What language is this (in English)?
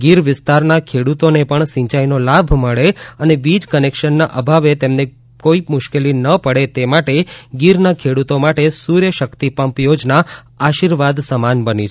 Gujarati